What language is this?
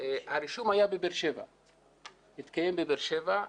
Hebrew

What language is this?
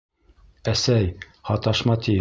Bashkir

